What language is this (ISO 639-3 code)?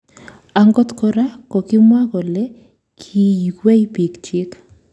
kln